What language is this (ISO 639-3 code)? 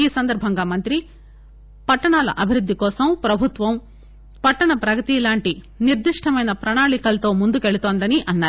tel